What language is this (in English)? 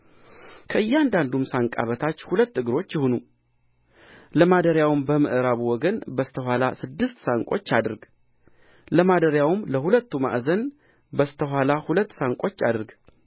Amharic